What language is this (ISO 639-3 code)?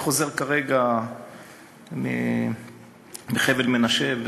heb